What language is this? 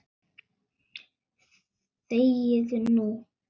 Icelandic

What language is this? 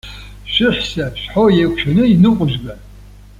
Abkhazian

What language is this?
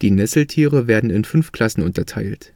German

